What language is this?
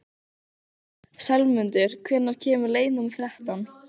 Icelandic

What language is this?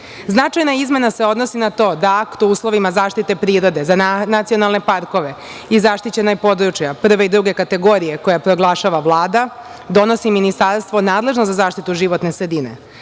Serbian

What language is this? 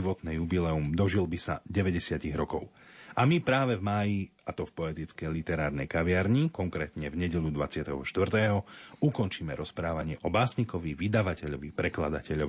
Slovak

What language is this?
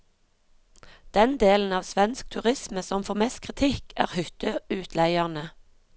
Norwegian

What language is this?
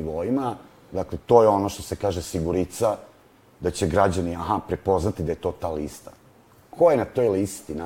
Croatian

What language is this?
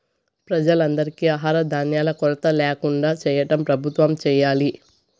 Telugu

